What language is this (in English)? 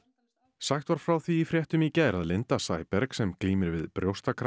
Icelandic